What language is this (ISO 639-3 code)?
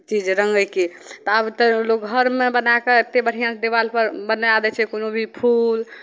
mai